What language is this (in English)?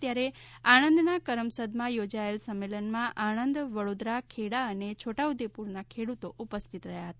Gujarati